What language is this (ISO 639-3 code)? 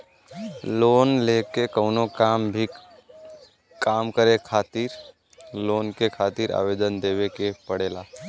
bho